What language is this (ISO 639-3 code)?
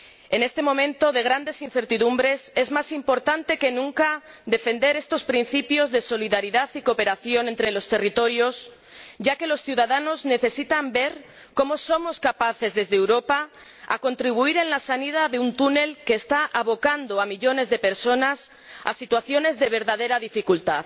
spa